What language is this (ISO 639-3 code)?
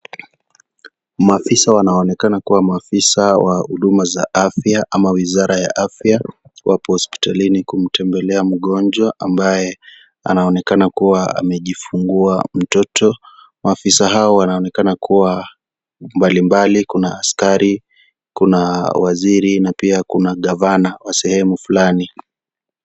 swa